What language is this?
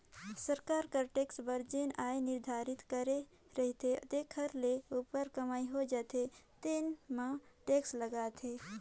Chhattisgarhi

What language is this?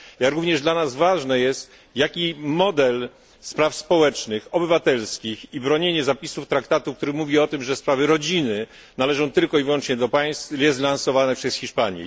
Polish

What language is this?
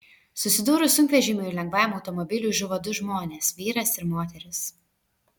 Lithuanian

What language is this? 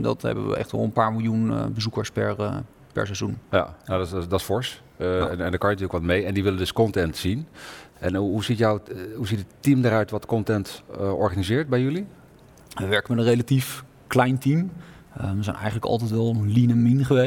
Dutch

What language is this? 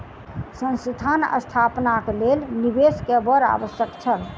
Maithili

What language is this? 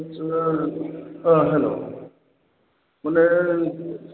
Bodo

